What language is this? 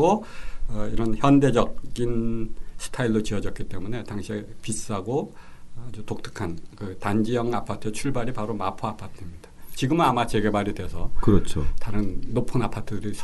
Korean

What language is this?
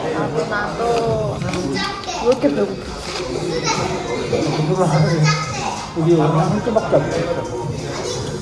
Korean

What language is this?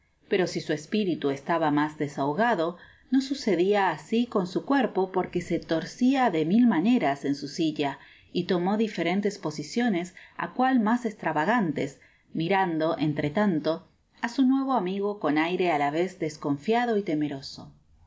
Spanish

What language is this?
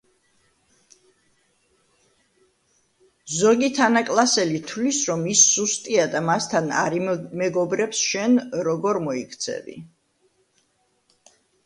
Georgian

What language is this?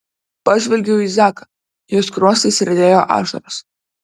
Lithuanian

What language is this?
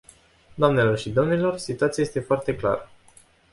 Romanian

